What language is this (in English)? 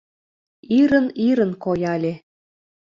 Mari